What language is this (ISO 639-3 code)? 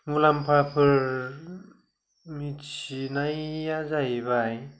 brx